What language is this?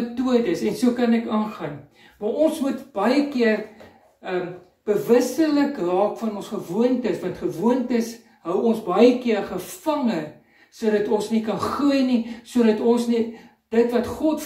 Dutch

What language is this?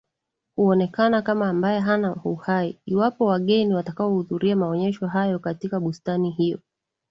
Swahili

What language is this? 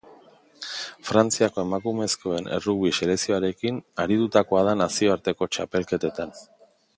Basque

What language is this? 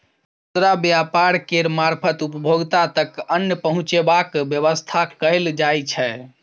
Maithili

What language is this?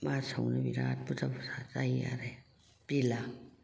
Bodo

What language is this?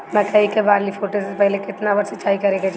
Bhojpuri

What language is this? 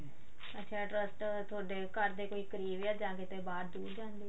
Punjabi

